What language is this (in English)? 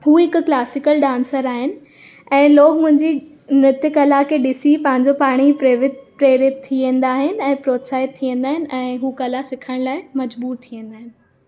Sindhi